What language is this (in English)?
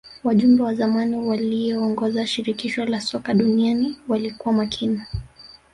Swahili